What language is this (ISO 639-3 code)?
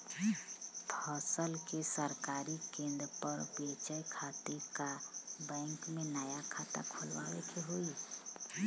bho